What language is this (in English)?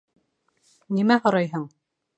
Bashkir